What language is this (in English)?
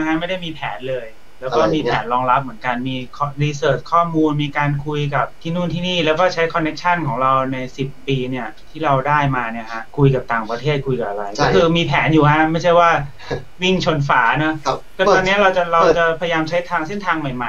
Thai